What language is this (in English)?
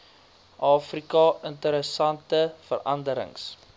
Afrikaans